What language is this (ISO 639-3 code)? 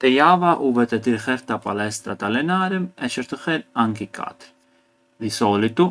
aae